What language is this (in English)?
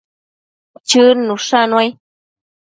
Matsés